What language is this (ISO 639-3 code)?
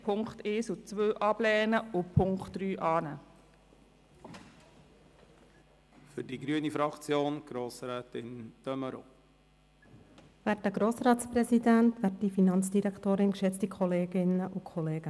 gsw